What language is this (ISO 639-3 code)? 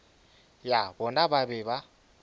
nso